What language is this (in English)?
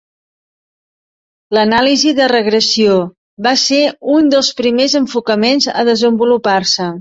Catalan